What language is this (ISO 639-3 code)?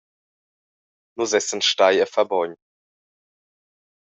roh